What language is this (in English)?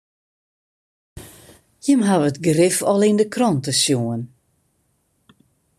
Western Frisian